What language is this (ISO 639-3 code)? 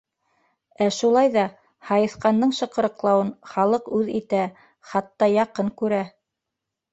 bak